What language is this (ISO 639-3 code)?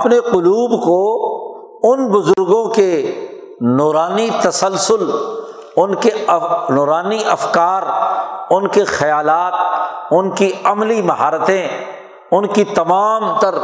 urd